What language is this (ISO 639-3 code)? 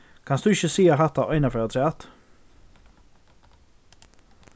fao